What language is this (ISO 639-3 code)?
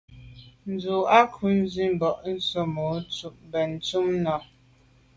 byv